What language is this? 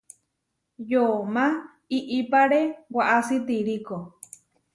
Huarijio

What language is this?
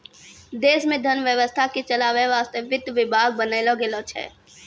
Maithili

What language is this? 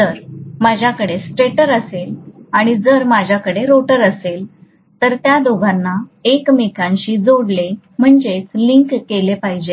Marathi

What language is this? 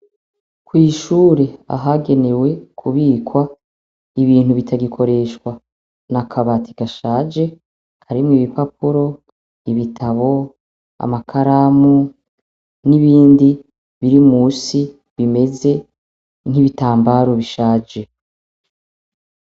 Rundi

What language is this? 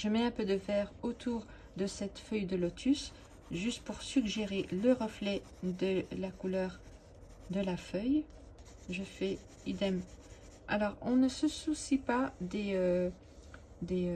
French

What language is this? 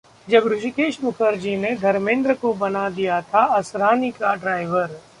Hindi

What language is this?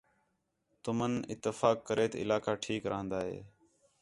Khetrani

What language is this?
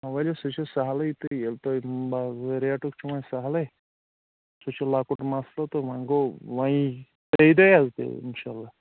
Kashmiri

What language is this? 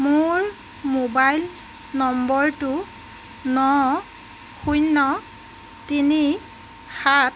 Assamese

